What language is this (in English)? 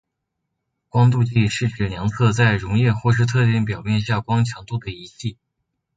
Chinese